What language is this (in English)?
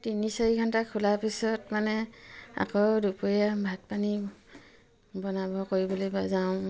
Assamese